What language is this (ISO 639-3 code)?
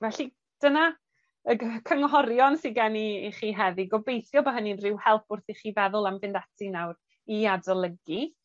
cym